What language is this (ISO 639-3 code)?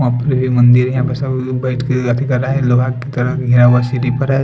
hin